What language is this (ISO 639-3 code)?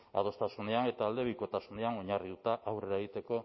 eus